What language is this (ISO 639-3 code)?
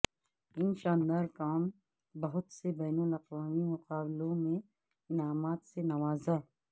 urd